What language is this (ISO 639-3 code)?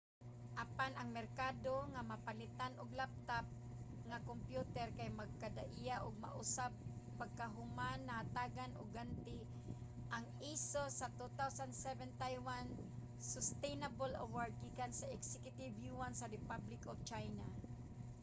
ceb